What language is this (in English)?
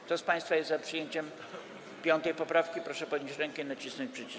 Polish